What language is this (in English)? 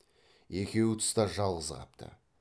Kazakh